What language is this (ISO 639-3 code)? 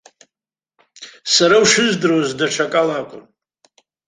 abk